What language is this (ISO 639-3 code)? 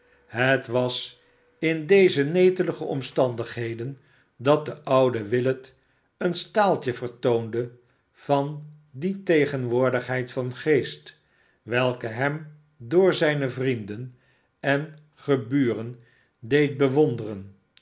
nld